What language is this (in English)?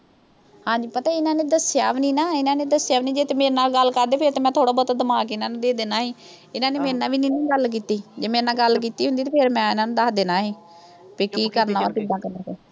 Punjabi